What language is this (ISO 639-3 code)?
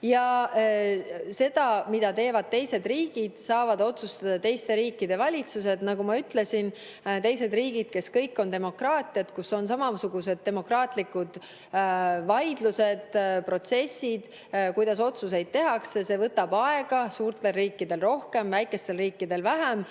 est